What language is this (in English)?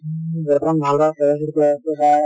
Assamese